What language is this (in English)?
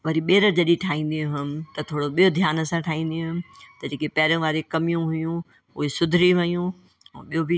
Sindhi